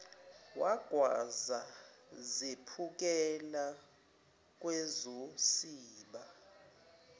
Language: Zulu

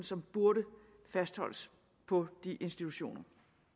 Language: Danish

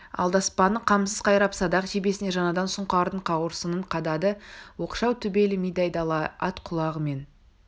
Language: Kazakh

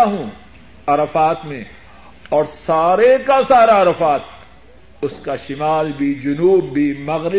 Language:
Urdu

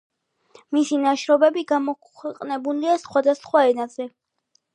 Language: Georgian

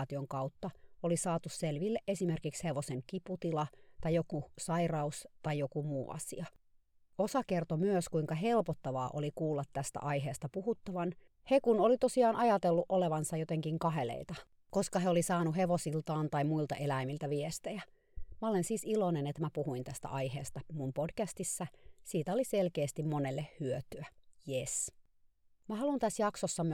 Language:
Finnish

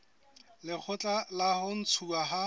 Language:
Southern Sotho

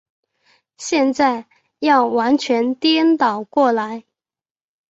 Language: Chinese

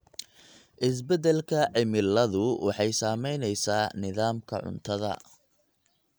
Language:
Somali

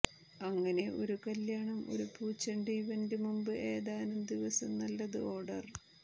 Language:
Malayalam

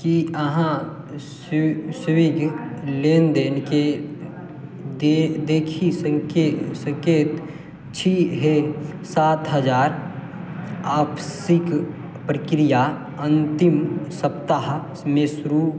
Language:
Maithili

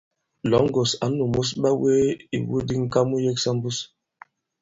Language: Bankon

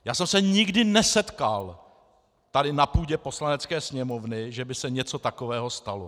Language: Czech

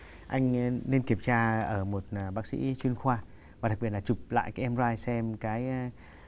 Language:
Vietnamese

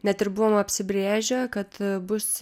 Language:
Lithuanian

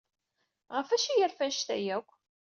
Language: Kabyle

